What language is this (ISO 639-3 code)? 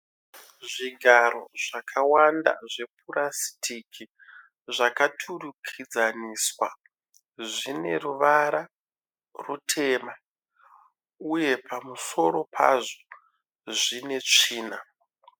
sna